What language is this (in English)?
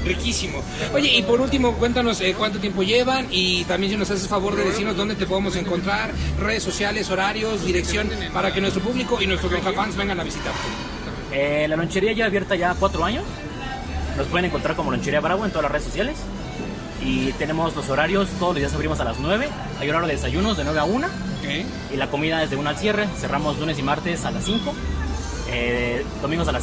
Spanish